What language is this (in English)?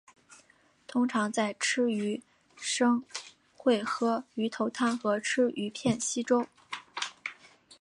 Chinese